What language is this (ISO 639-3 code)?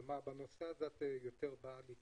heb